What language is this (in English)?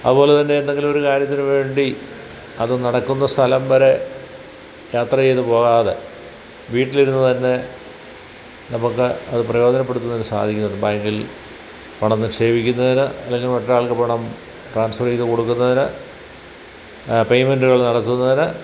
Malayalam